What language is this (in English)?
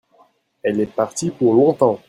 French